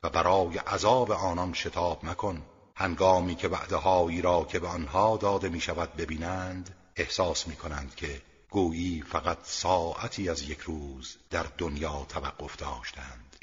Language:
Persian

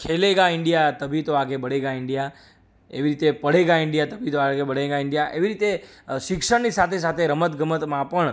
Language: Gujarati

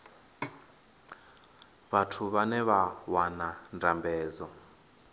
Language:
Venda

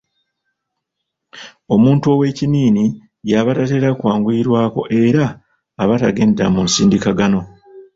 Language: Ganda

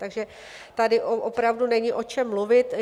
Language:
Czech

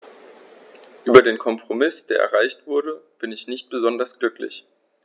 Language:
German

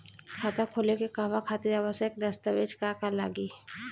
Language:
Bhojpuri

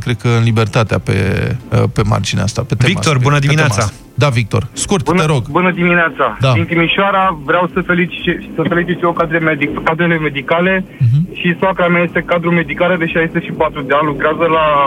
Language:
Romanian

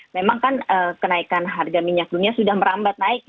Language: Indonesian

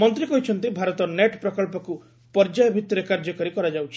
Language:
Odia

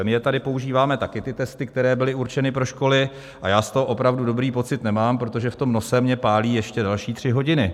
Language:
Czech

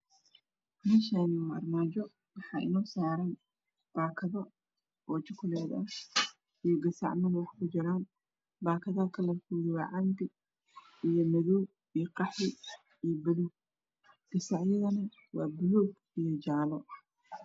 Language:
Somali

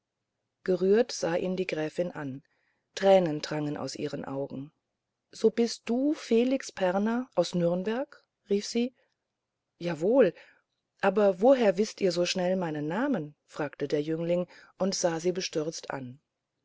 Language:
German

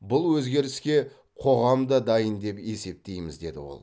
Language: Kazakh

